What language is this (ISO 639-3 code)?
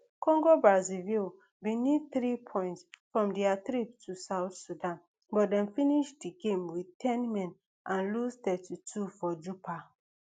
pcm